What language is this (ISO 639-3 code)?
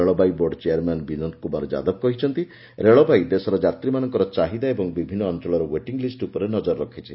ori